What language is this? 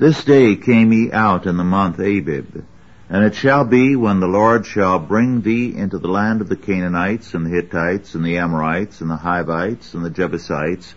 English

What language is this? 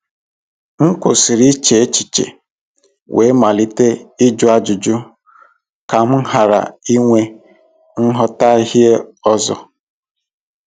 Igbo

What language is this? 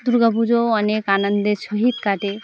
Bangla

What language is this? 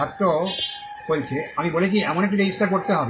Bangla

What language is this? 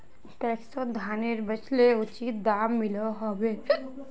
Magahi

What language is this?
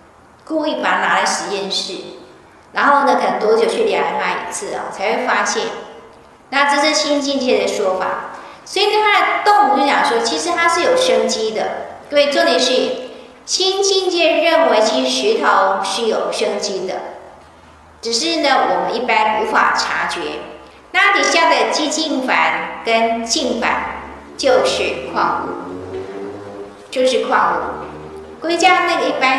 Chinese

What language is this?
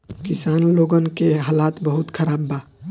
Bhojpuri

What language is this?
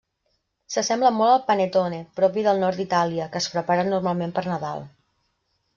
Catalan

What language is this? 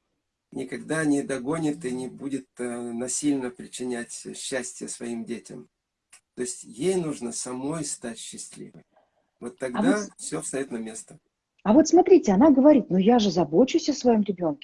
Russian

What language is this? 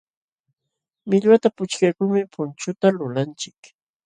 Jauja Wanca Quechua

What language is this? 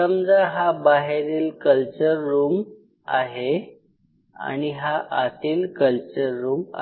Marathi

